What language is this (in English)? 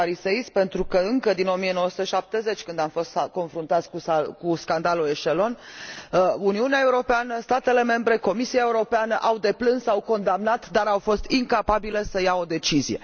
Romanian